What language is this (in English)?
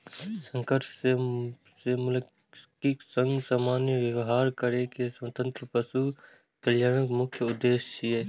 Maithili